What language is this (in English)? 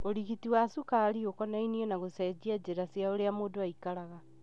Kikuyu